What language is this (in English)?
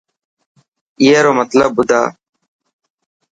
Dhatki